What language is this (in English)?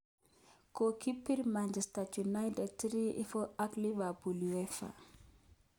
Kalenjin